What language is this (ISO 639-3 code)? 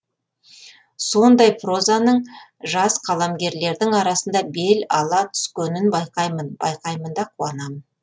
kaz